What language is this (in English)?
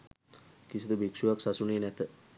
Sinhala